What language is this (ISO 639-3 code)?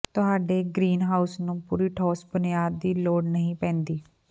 pan